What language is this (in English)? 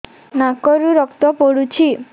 Odia